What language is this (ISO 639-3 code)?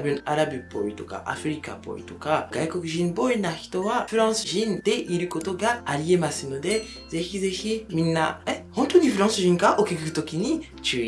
jpn